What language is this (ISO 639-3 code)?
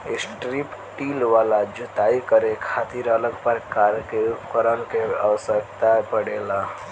bho